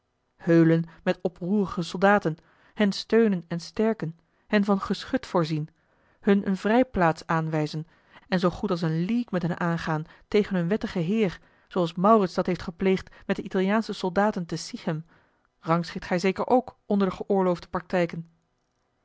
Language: Dutch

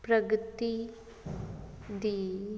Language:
Punjabi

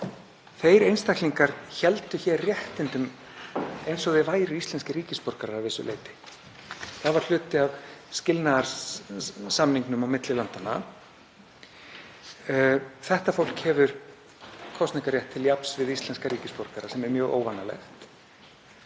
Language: Icelandic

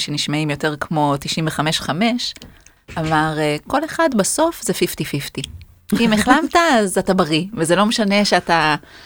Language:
Hebrew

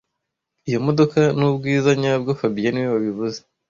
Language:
Kinyarwanda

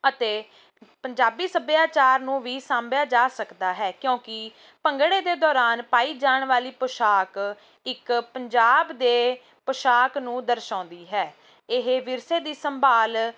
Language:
Punjabi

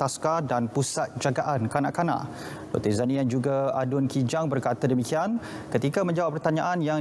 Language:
Malay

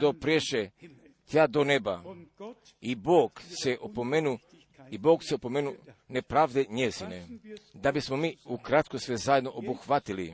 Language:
Croatian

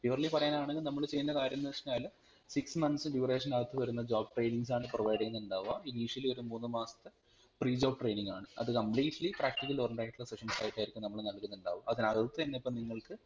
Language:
Malayalam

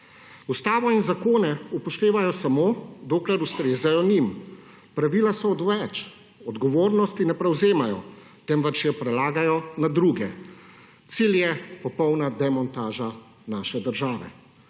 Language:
Slovenian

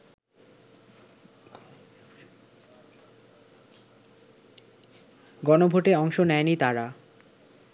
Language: Bangla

